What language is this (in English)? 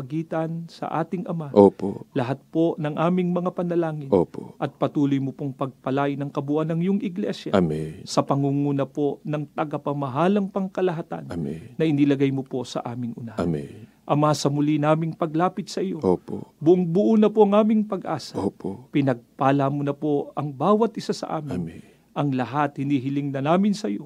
Filipino